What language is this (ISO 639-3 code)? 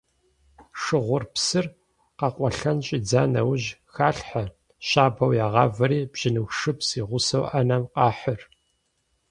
kbd